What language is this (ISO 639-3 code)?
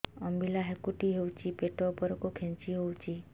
ori